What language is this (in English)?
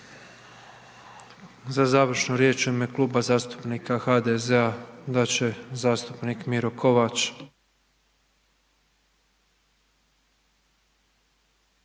Croatian